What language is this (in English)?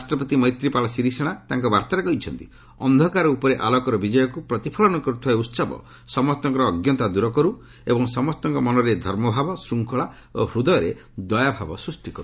Odia